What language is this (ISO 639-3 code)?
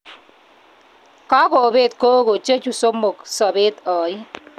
kln